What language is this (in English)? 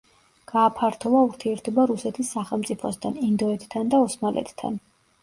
Georgian